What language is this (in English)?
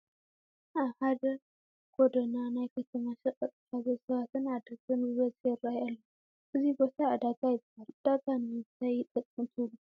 Tigrinya